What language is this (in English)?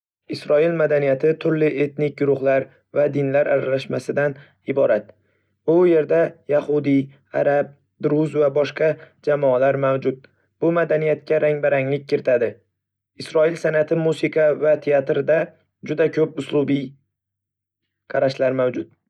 Uzbek